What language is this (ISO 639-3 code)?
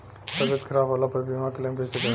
bho